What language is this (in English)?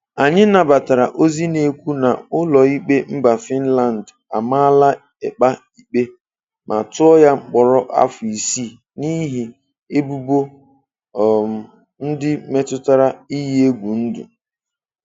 Igbo